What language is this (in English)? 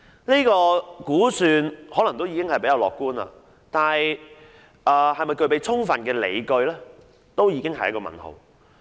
Cantonese